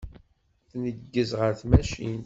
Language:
Kabyle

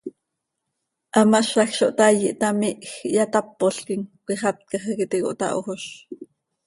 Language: Seri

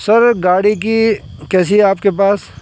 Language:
Urdu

